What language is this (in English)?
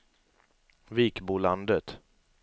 Swedish